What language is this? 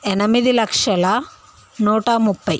Telugu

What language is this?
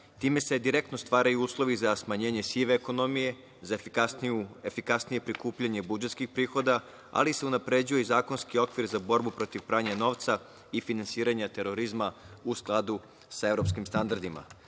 Serbian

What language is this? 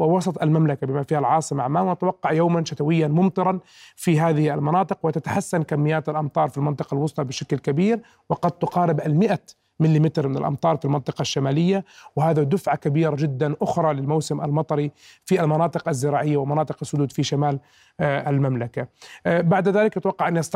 Arabic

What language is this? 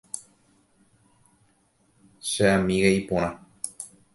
Guarani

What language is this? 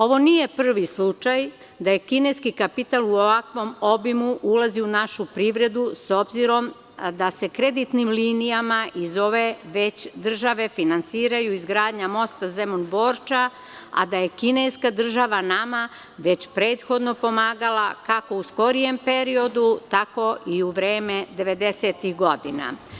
Serbian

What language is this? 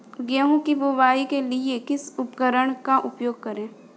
Hindi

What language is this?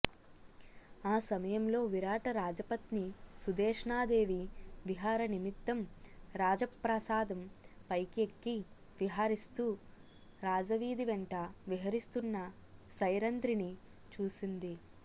Telugu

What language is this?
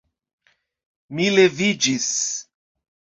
Esperanto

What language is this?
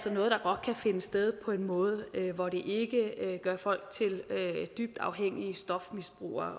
Danish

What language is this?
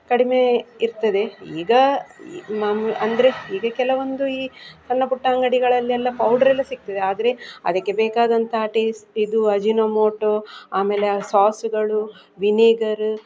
Kannada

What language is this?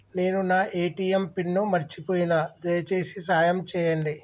Telugu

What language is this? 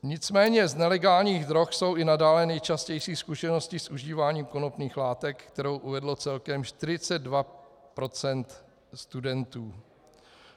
Czech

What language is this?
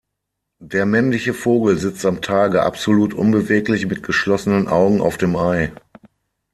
German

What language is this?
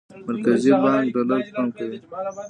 Pashto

